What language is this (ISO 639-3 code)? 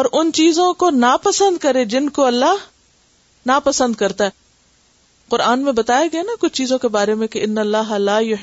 urd